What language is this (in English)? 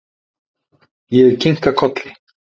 Icelandic